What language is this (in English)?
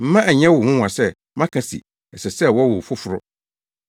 Akan